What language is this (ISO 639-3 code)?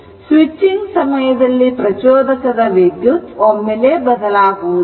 kan